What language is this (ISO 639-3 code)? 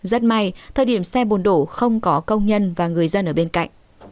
vie